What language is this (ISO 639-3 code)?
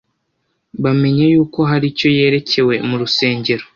kin